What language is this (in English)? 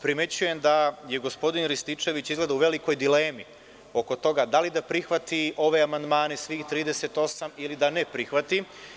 Serbian